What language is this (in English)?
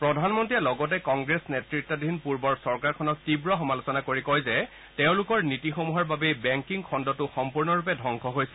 Assamese